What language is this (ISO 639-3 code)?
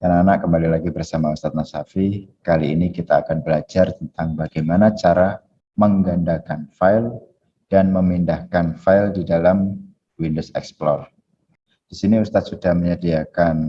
ind